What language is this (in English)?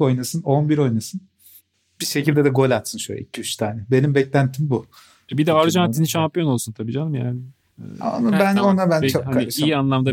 Turkish